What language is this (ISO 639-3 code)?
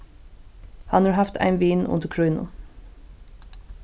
fao